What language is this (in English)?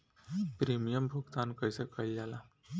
Bhojpuri